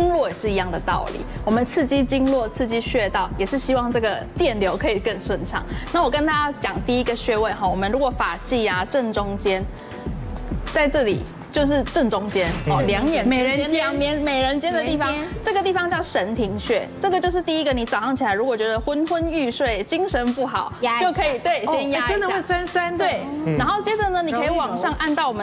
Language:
Chinese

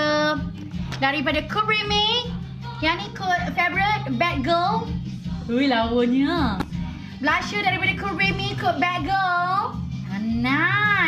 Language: Malay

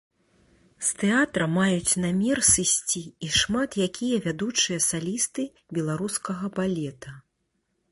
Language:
Belarusian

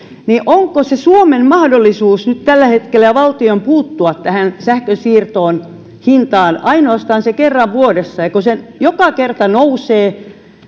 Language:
Finnish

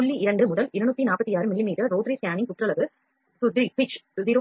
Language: Tamil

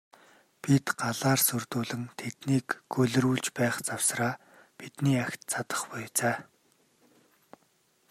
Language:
Mongolian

